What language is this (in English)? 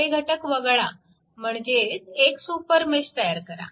Marathi